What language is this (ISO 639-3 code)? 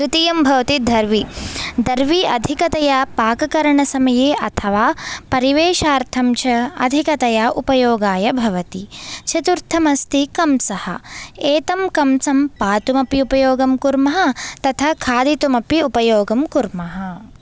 san